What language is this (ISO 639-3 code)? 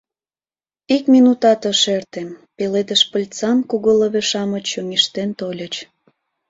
chm